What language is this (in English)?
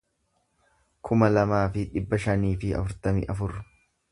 Oromo